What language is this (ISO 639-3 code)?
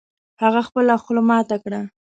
pus